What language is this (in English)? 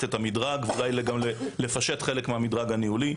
Hebrew